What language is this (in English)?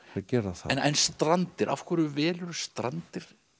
Icelandic